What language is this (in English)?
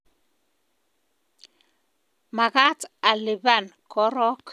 Kalenjin